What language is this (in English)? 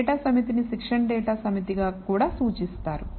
Telugu